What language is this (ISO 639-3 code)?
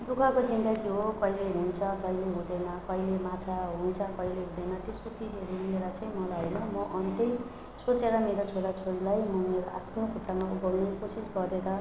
nep